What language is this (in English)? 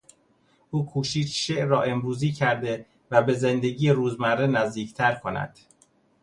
Persian